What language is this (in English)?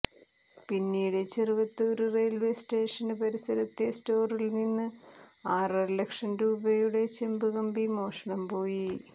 Malayalam